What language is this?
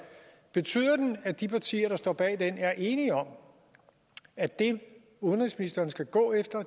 Danish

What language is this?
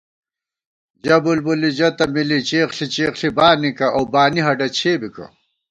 Gawar-Bati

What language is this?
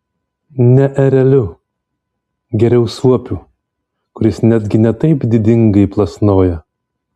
Lithuanian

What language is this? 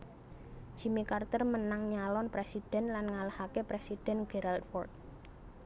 Javanese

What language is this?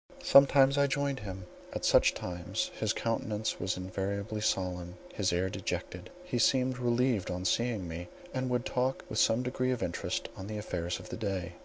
English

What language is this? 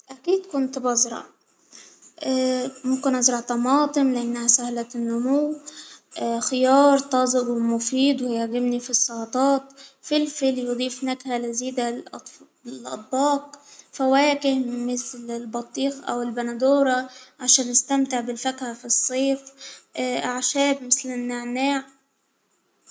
Hijazi Arabic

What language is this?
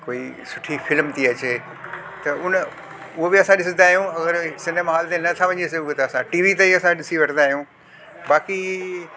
Sindhi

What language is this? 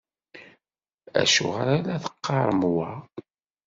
Kabyle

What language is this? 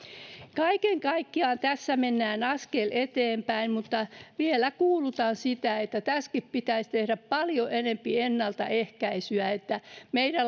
Finnish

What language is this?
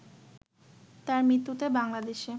Bangla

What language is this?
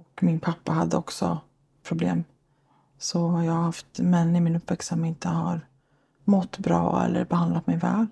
Swedish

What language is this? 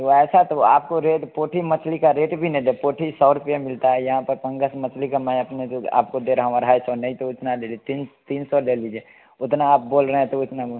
Hindi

